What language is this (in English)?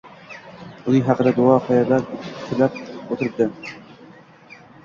Uzbek